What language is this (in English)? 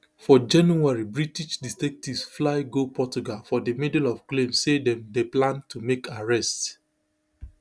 Nigerian Pidgin